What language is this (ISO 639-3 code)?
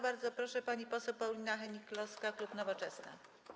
pol